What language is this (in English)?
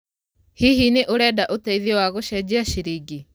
Kikuyu